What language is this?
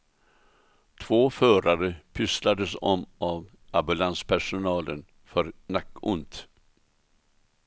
Swedish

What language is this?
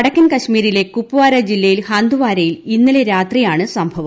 Malayalam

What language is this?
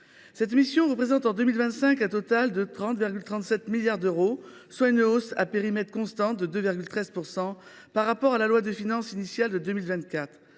French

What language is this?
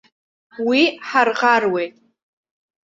Abkhazian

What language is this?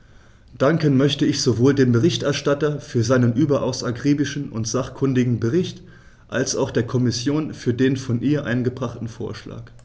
German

